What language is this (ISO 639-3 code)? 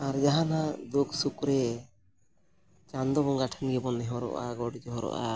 sat